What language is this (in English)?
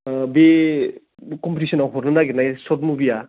Bodo